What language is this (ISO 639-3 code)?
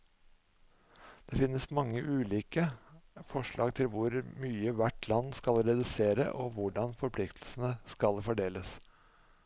nor